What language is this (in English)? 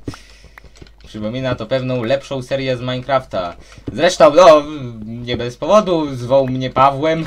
Polish